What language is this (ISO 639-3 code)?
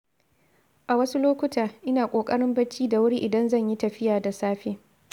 hau